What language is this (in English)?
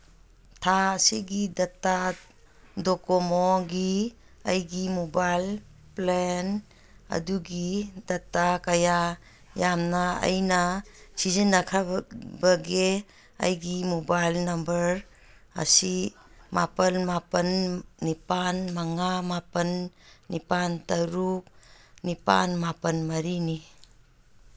Manipuri